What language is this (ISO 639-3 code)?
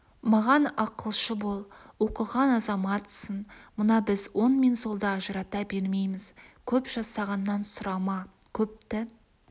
kaz